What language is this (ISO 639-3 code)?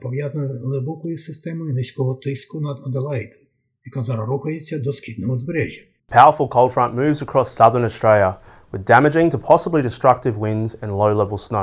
ukr